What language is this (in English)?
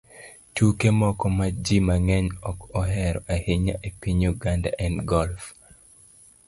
Luo (Kenya and Tanzania)